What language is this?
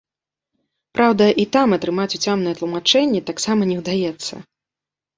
Belarusian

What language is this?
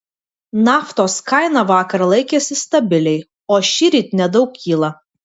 Lithuanian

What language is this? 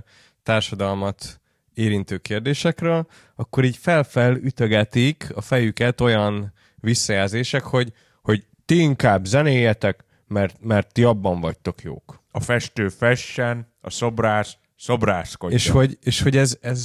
Hungarian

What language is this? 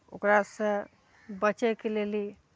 Maithili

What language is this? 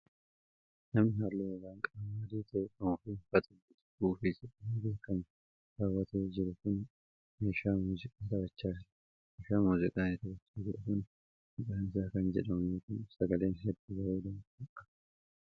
Oromo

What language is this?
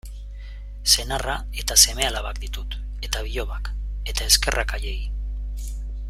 Basque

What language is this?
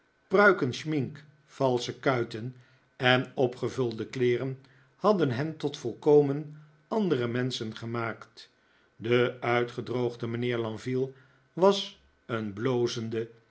Dutch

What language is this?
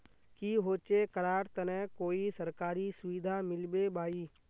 Magahi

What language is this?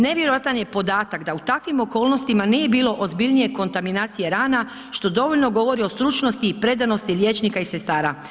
Croatian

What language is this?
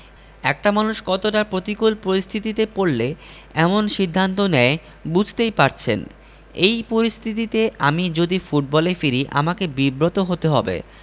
Bangla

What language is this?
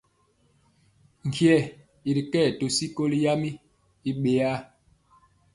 Mpiemo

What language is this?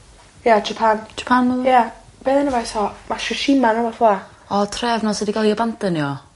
Welsh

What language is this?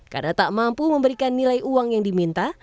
Indonesian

